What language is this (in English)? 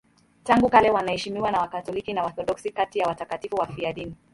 Swahili